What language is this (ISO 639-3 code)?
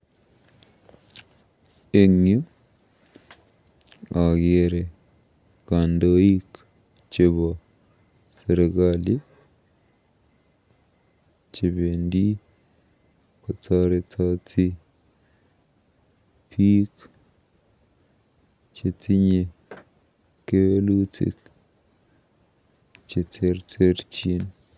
kln